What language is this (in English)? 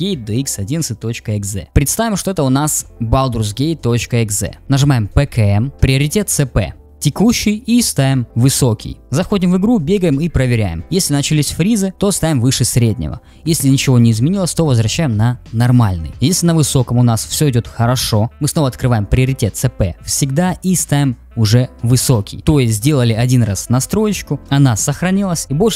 Russian